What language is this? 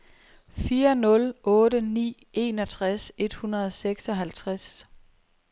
Danish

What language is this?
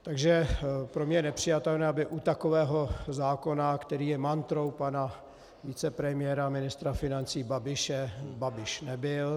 Czech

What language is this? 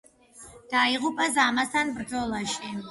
Georgian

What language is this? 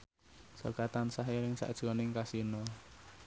Javanese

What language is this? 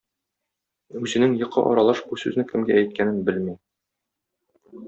Tatar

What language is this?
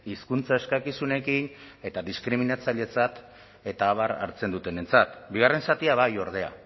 Basque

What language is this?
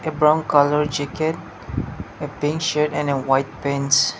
English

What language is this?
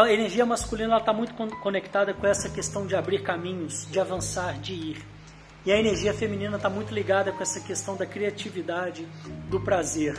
Portuguese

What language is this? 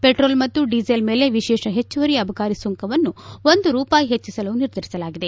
Kannada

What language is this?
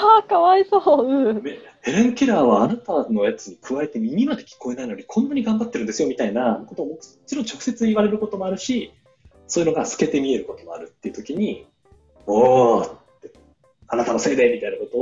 Japanese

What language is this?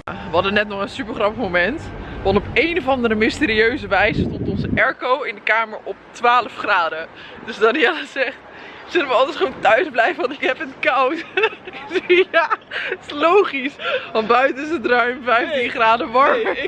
Dutch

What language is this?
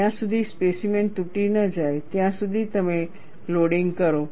Gujarati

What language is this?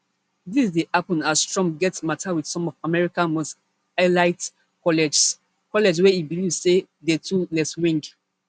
Nigerian Pidgin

